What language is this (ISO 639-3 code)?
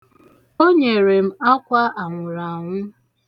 ibo